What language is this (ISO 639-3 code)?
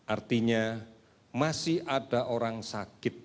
ind